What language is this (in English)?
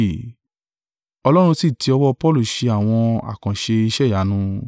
Yoruba